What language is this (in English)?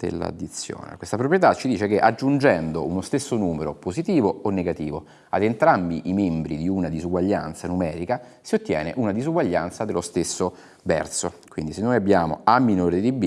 Italian